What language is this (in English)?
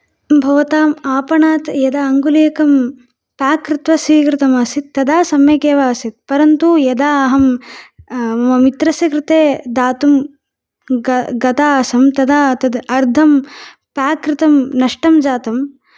Sanskrit